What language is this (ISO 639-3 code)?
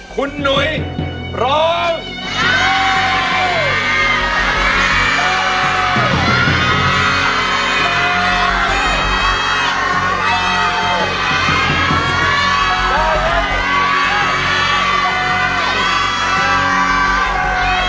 tha